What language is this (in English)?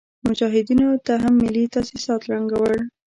Pashto